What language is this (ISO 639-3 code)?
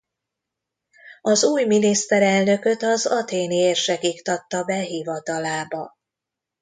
hun